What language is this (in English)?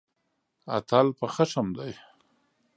Pashto